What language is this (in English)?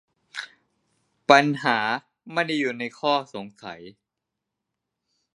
Thai